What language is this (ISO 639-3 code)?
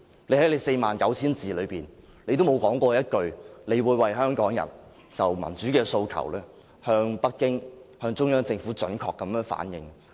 yue